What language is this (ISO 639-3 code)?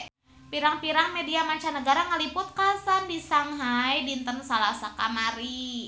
sun